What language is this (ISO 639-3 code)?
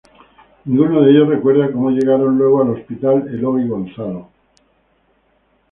spa